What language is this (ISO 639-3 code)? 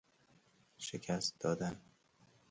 fas